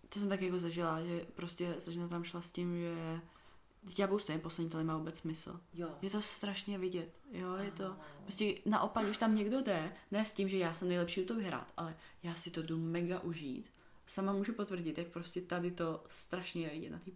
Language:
Czech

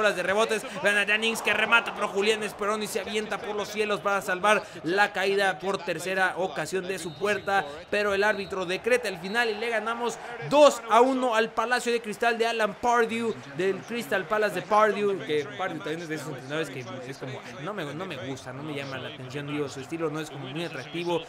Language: Spanish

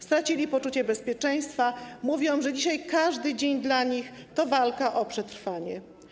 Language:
Polish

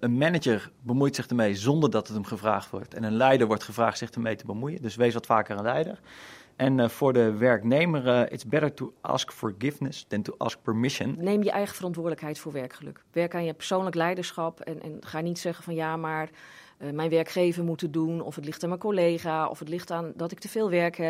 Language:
Dutch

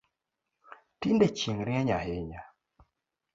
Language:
Luo (Kenya and Tanzania)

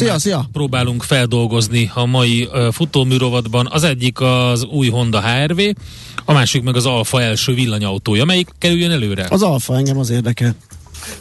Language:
Hungarian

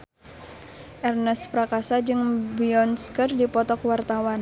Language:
Sundanese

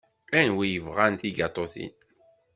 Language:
Kabyle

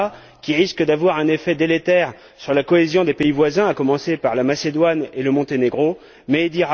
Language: French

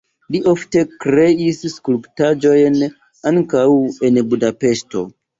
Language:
Esperanto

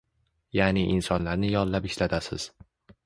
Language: Uzbek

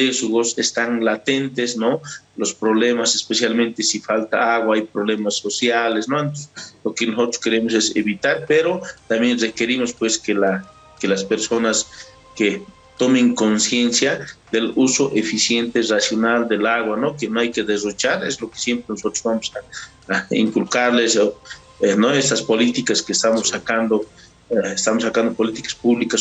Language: Spanish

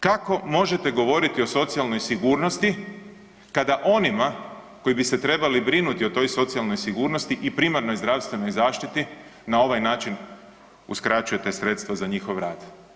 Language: Croatian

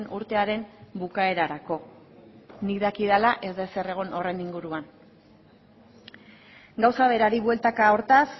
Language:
Basque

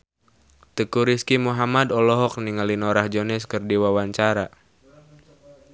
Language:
Sundanese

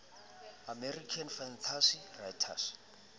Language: Southern Sotho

